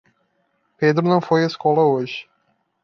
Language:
Portuguese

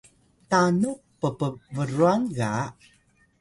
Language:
Atayal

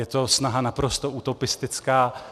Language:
Czech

